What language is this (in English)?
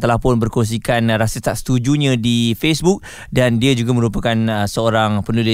Malay